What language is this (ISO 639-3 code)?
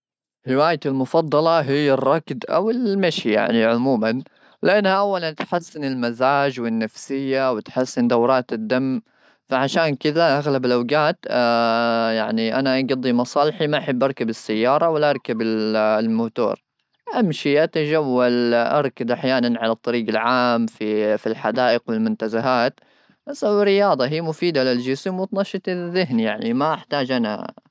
afb